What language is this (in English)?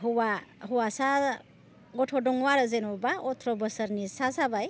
Bodo